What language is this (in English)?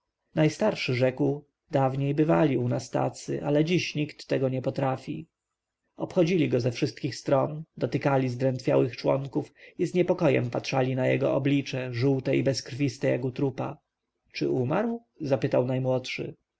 Polish